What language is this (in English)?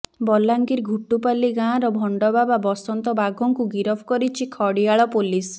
Odia